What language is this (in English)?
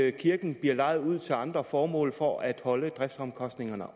Danish